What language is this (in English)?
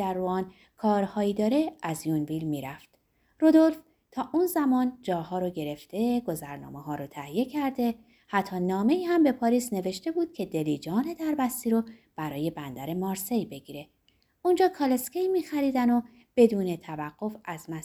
Persian